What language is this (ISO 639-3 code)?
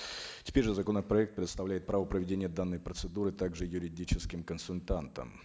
kaz